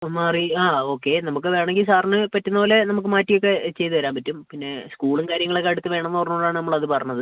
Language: Malayalam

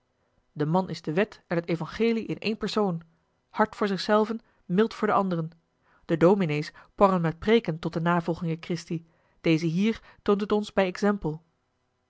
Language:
Dutch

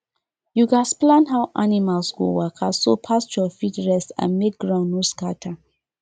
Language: Nigerian Pidgin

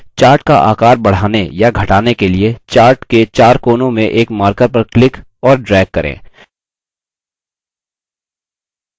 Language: Hindi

